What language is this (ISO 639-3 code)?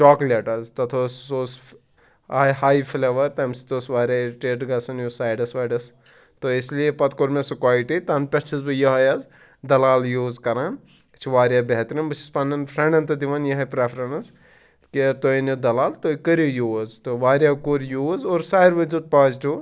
kas